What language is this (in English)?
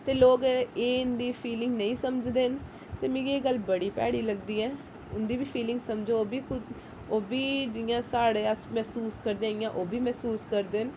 Dogri